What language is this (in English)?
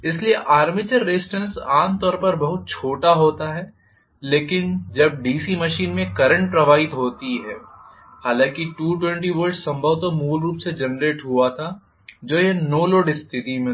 Hindi